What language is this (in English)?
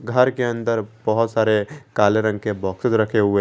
Hindi